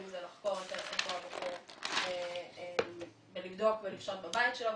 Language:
Hebrew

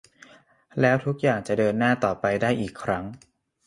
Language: Thai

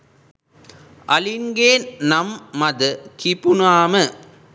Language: Sinhala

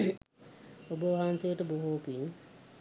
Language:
Sinhala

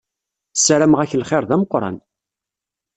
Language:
Kabyle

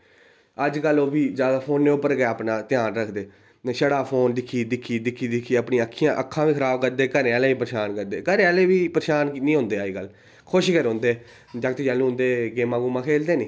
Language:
Dogri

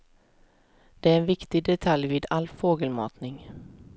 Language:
Swedish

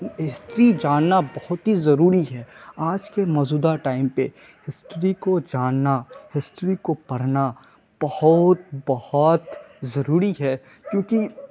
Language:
Urdu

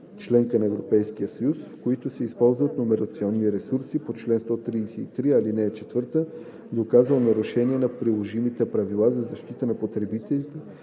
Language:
Bulgarian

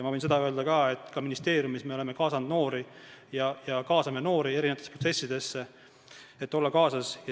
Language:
Estonian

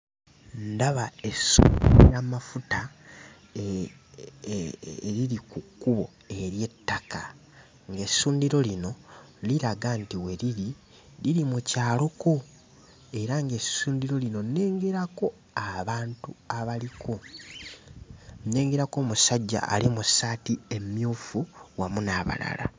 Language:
Ganda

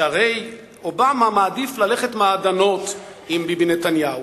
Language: Hebrew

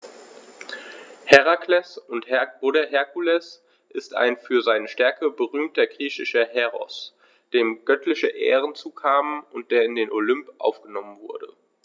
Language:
German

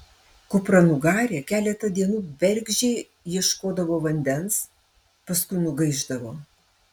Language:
Lithuanian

